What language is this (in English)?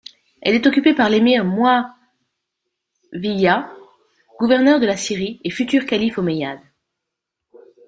French